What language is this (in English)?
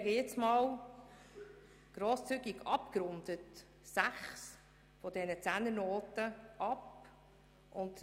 Swiss German